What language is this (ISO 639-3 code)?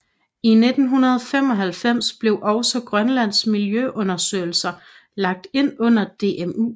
dan